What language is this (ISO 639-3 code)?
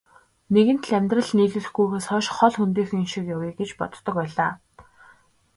mon